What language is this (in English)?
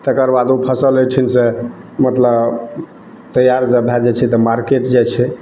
Maithili